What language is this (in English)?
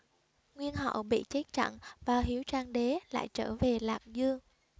Vietnamese